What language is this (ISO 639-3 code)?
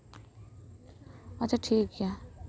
sat